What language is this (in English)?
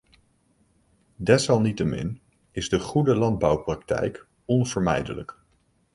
Dutch